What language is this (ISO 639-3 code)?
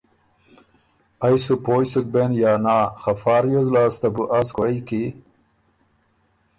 oru